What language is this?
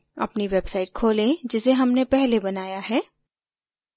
Hindi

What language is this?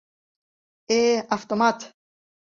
Mari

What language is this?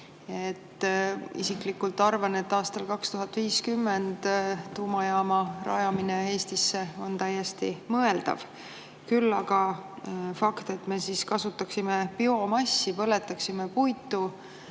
Estonian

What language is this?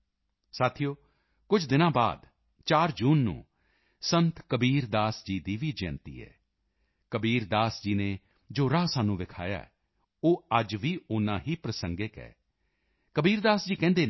Punjabi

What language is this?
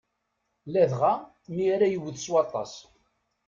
Kabyle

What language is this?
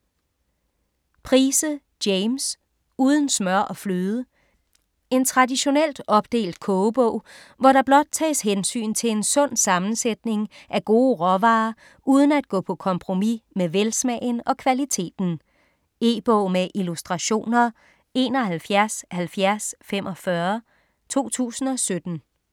Danish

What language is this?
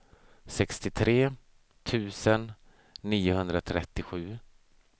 Swedish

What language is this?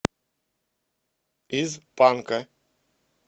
Russian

